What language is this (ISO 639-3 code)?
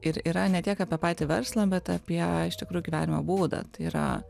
lit